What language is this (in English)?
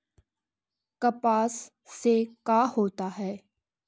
Magahi